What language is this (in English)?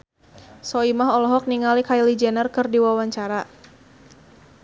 Sundanese